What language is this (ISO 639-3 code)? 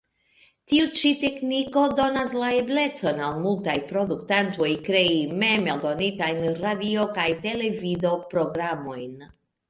epo